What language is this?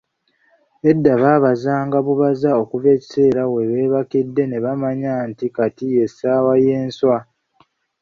Ganda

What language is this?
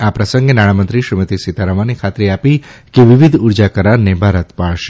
Gujarati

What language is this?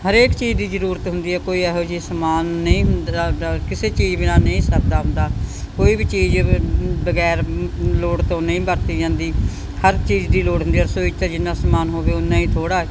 Punjabi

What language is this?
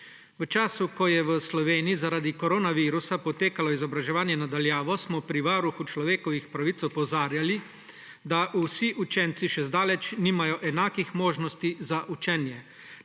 Slovenian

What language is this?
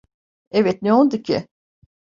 Turkish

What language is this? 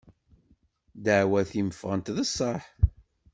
Kabyle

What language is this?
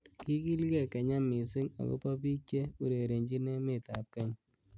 Kalenjin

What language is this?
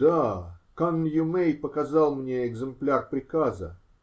Russian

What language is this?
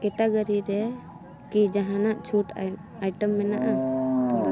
Santali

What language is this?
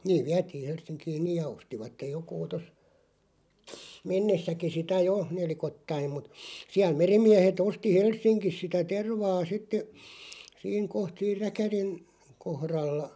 Finnish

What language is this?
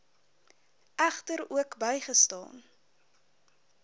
Afrikaans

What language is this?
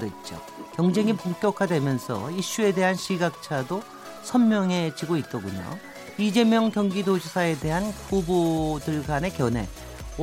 Korean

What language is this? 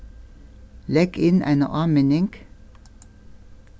Faroese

